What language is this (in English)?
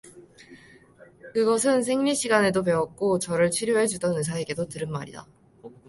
Korean